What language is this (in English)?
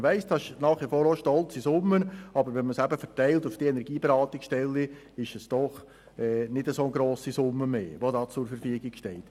Swiss German